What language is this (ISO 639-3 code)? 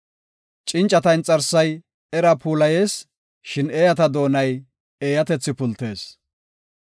gof